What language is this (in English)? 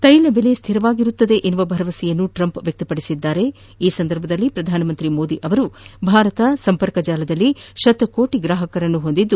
Kannada